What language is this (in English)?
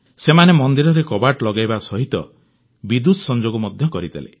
Odia